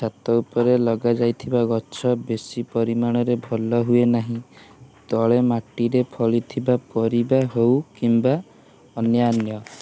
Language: Odia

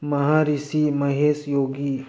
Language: Manipuri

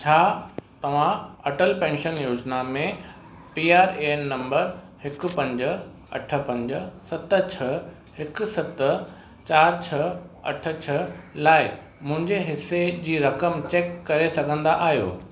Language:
Sindhi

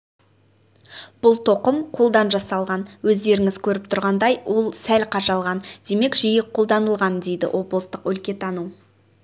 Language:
Kazakh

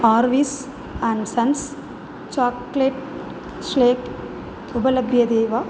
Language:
Sanskrit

